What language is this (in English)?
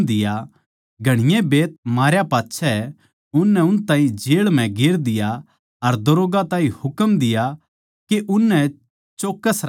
Haryanvi